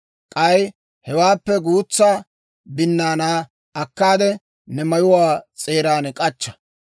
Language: Dawro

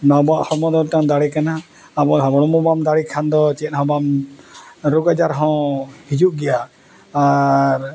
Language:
Santali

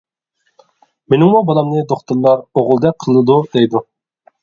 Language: Uyghur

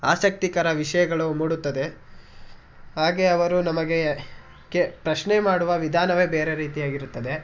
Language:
Kannada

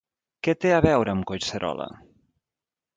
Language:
Catalan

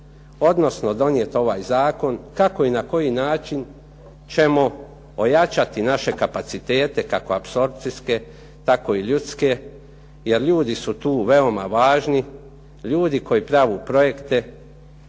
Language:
Croatian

